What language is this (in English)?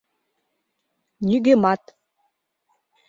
Mari